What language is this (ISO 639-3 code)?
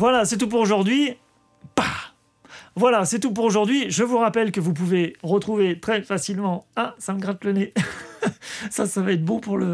fra